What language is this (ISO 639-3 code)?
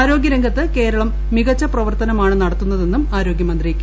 mal